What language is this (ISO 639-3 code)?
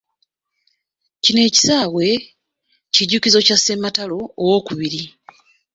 lug